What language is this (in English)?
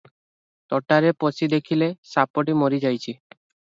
Odia